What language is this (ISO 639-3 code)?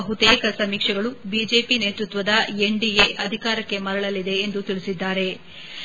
kan